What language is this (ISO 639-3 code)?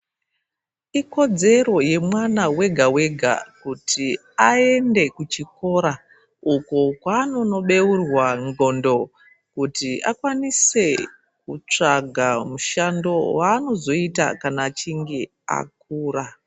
ndc